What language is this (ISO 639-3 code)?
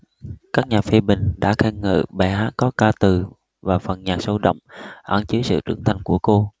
vie